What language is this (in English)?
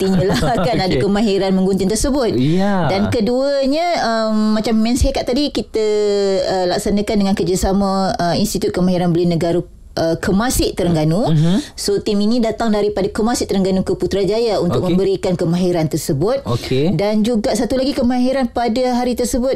Malay